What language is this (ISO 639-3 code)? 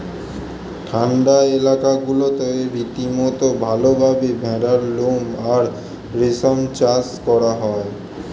ben